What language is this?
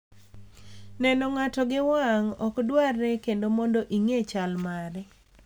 Luo (Kenya and Tanzania)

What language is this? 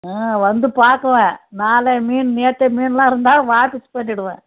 Tamil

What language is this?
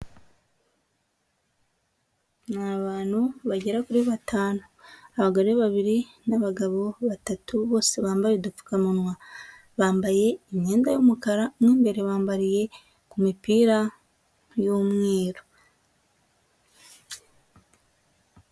Kinyarwanda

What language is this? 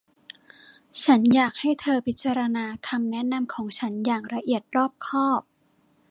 Thai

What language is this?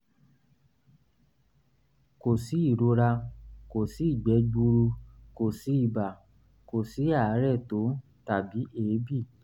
Yoruba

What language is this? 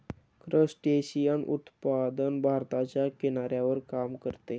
Marathi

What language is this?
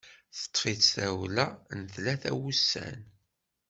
Kabyle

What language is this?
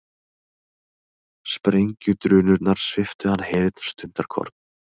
Icelandic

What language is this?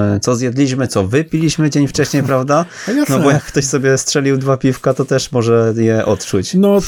Polish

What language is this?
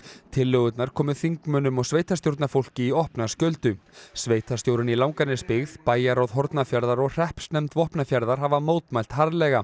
Icelandic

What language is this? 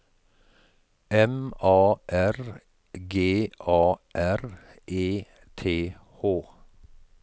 Norwegian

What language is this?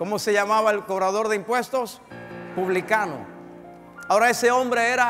Spanish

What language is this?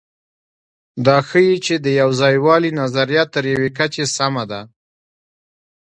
Pashto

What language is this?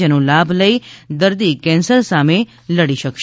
Gujarati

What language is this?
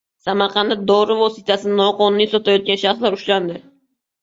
Uzbek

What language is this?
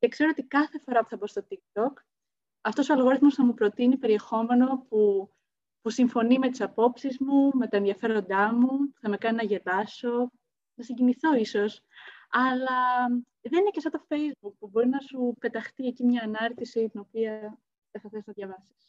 Greek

